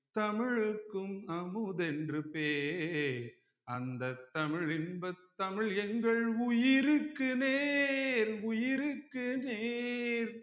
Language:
Tamil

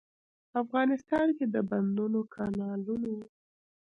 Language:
Pashto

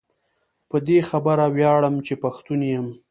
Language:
Pashto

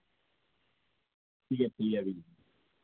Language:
Dogri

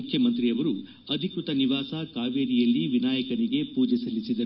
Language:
Kannada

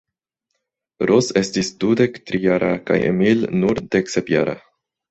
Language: Esperanto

